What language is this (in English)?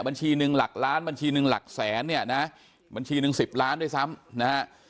Thai